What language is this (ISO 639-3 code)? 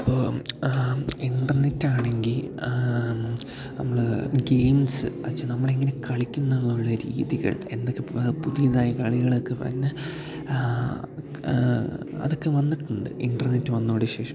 mal